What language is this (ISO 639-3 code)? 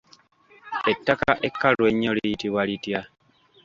lug